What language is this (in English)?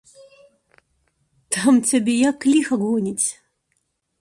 Belarusian